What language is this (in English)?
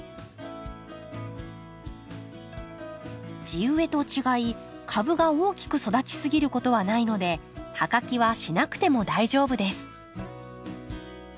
Japanese